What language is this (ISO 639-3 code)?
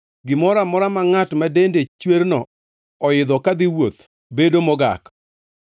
luo